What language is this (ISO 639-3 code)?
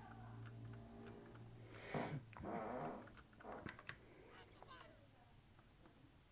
kor